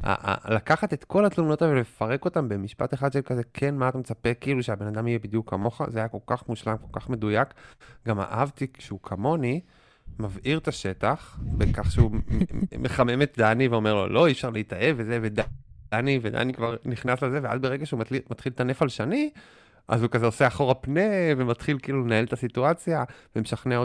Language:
Hebrew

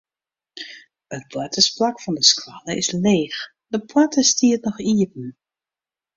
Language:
Western Frisian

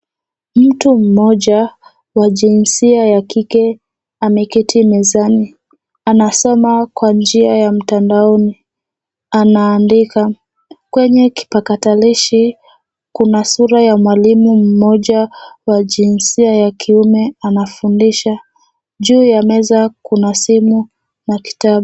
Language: Swahili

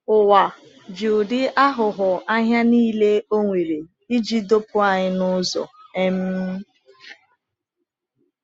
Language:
Igbo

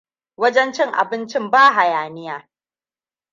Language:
Hausa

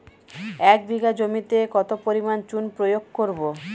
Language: Bangla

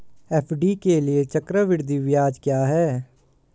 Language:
Hindi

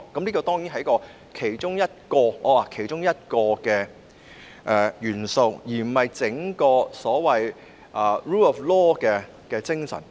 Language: Cantonese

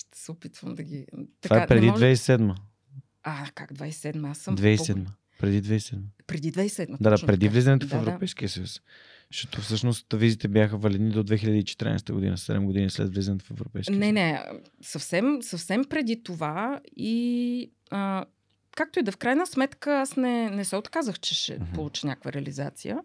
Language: Bulgarian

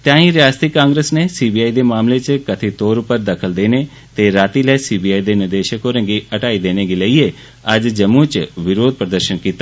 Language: Dogri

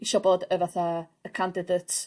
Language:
Welsh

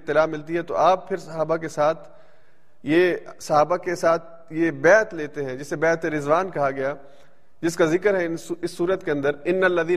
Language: Urdu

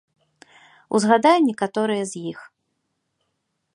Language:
Belarusian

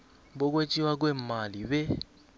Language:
South Ndebele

